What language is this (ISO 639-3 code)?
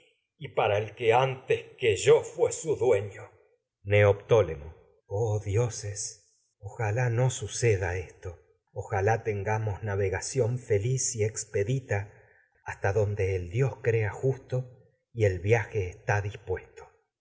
spa